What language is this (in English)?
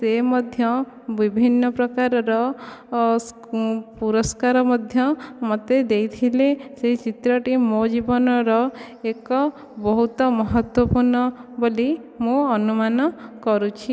Odia